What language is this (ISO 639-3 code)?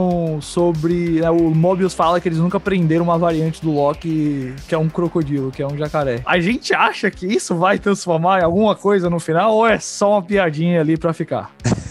por